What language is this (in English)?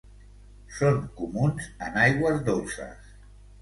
Catalan